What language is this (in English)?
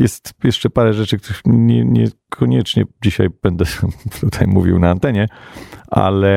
Polish